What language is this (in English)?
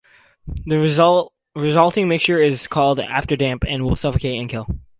English